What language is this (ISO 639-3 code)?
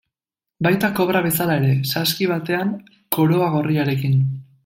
eus